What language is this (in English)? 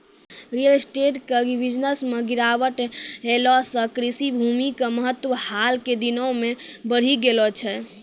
Maithili